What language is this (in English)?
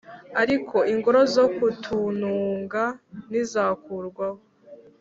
Kinyarwanda